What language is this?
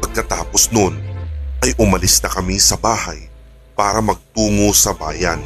Filipino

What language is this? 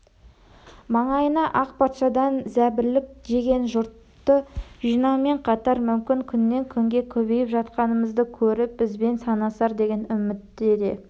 Kazakh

